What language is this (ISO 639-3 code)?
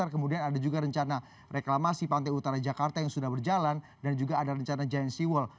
ind